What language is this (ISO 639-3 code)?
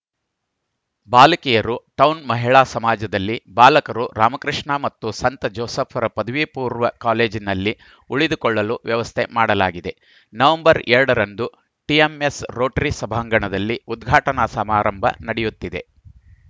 kan